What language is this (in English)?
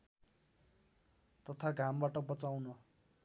Nepali